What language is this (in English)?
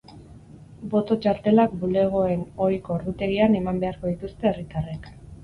Basque